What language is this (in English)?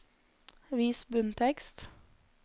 Norwegian